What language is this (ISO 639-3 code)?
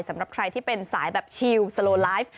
tha